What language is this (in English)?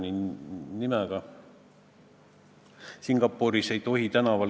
Estonian